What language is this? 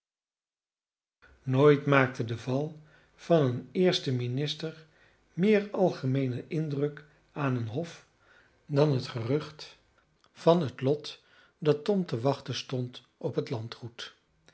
Dutch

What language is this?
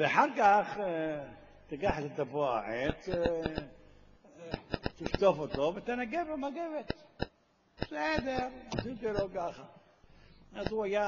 Hebrew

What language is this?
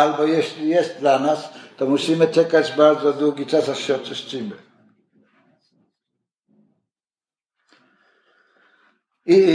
Polish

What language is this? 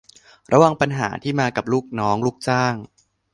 Thai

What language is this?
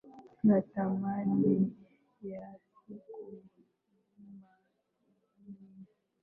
Swahili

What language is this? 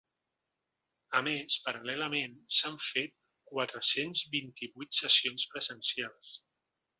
Catalan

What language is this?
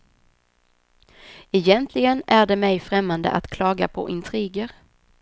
Swedish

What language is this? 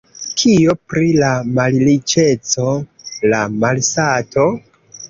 Esperanto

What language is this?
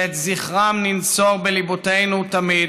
Hebrew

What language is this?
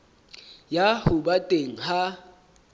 Southern Sotho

